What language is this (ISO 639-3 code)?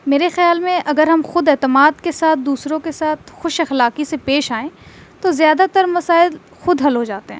urd